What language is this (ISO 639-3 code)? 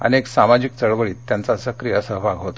mar